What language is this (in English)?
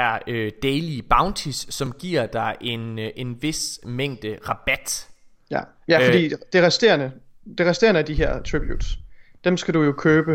Danish